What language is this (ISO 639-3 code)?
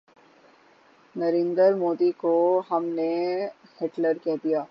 urd